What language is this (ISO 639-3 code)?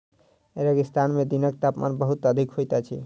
mai